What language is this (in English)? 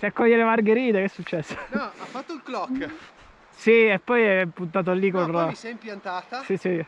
Italian